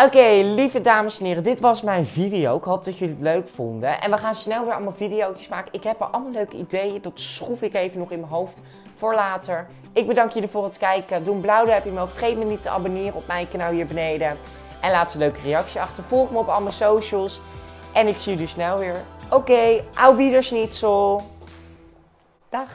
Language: Dutch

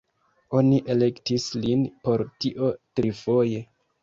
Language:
Esperanto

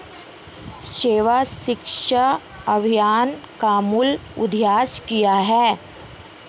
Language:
Hindi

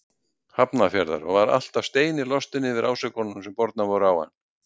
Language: Icelandic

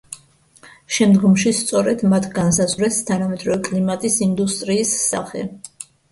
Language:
Georgian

